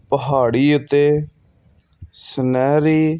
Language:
Punjabi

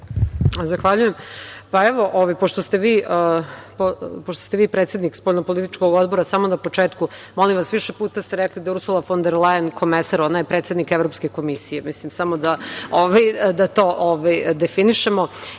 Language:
Serbian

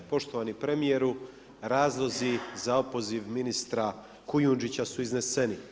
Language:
Croatian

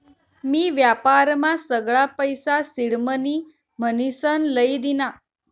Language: Marathi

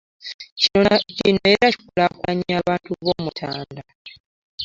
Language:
Ganda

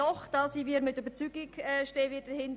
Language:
Swiss German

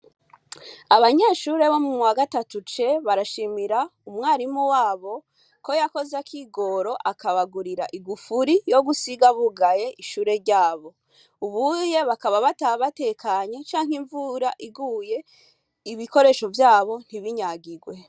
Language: Rundi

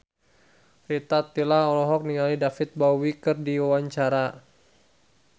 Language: Sundanese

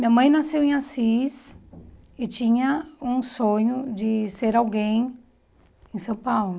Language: Portuguese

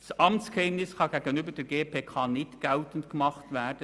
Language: Swiss German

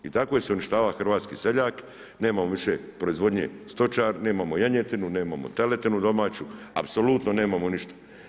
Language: Croatian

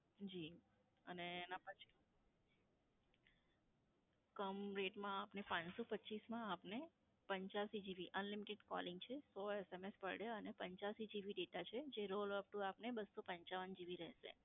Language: Gujarati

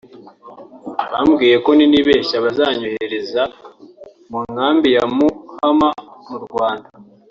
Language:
Kinyarwanda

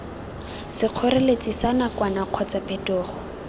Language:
Tswana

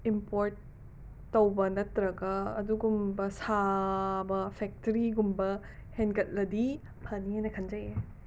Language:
Manipuri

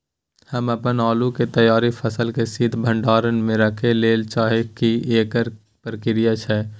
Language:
Maithili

